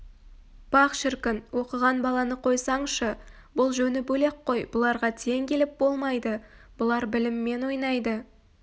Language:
Kazakh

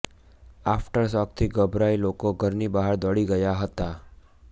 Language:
Gujarati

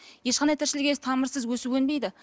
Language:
Kazakh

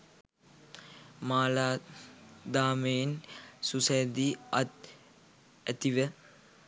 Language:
Sinhala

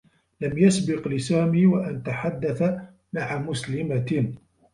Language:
Arabic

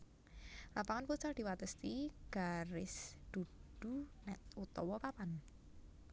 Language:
Javanese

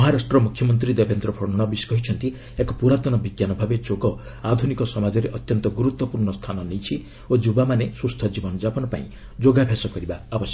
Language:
Odia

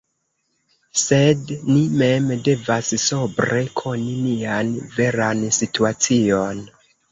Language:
Esperanto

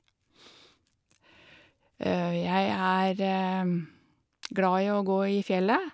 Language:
Norwegian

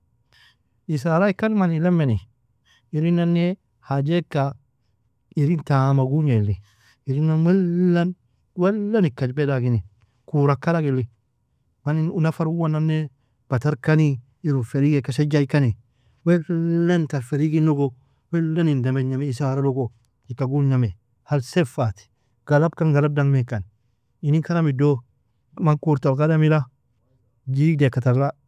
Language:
Nobiin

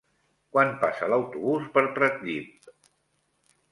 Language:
Catalan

